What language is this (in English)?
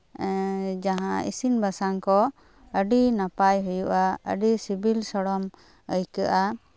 Santali